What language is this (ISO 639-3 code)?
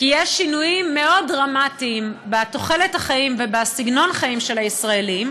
heb